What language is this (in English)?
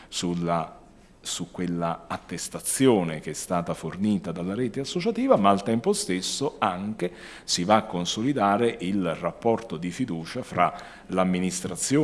Italian